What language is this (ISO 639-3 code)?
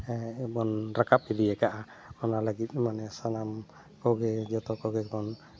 sat